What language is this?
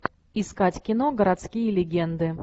Russian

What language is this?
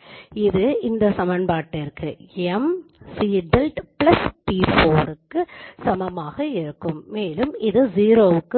Tamil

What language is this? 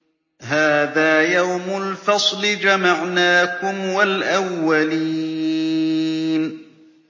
Arabic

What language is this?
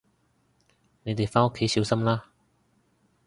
Cantonese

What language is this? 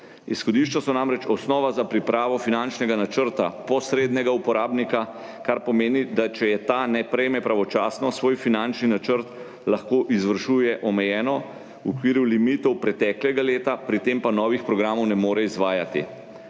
Slovenian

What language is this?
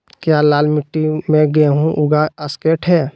Magahi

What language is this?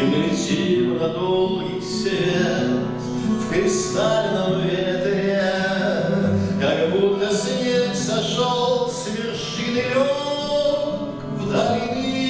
Ukrainian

